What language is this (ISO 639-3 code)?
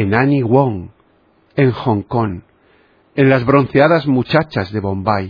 spa